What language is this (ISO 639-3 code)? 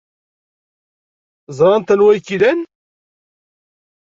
kab